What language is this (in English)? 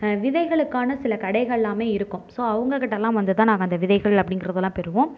Tamil